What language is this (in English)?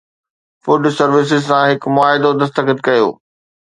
Sindhi